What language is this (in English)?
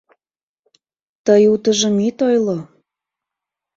Mari